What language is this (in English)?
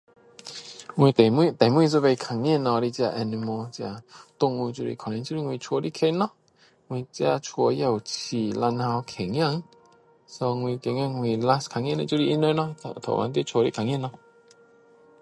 Min Dong Chinese